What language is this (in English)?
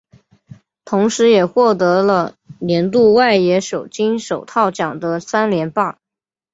Chinese